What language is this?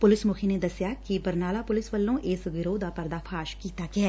Punjabi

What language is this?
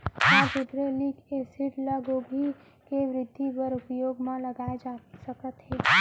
Chhattisgarhi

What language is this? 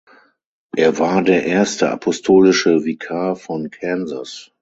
German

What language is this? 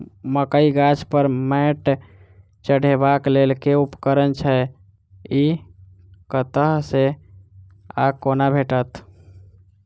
Maithili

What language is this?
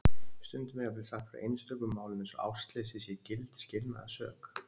Icelandic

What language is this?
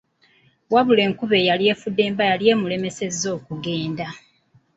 Ganda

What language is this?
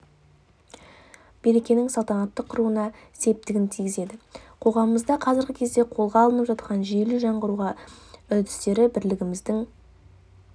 Kazakh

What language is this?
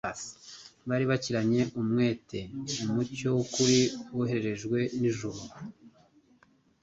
Kinyarwanda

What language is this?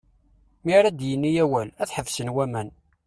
Kabyle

